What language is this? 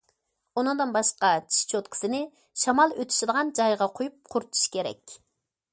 Uyghur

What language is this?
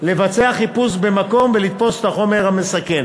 Hebrew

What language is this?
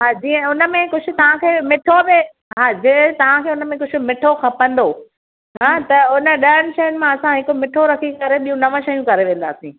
Sindhi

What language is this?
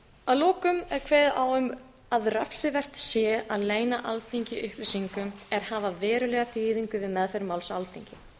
Icelandic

